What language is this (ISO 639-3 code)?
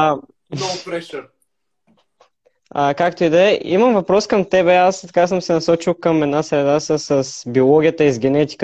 bul